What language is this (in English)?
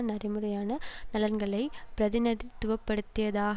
Tamil